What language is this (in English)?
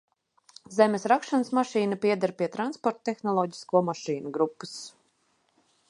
Latvian